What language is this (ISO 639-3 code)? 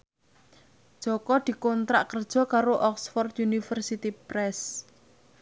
jav